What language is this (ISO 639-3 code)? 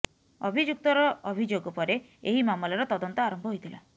ori